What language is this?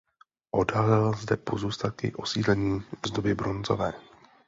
Czech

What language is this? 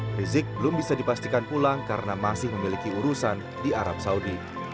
Indonesian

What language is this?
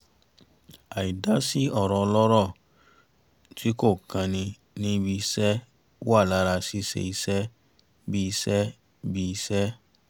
Yoruba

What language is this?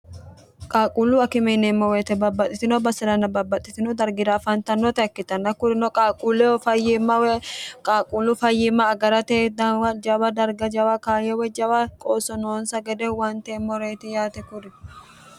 Sidamo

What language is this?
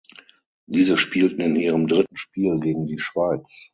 German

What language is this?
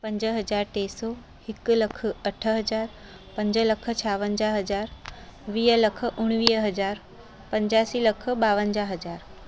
Sindhi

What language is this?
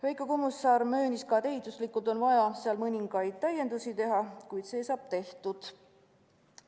Estonian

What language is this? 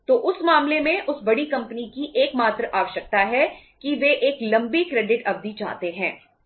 Hindi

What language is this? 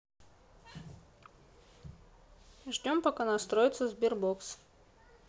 Russian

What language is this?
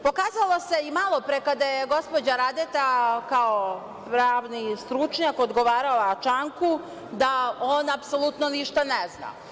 Serbian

